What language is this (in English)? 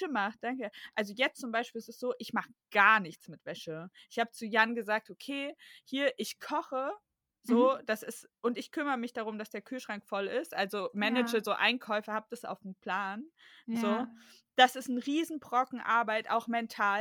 German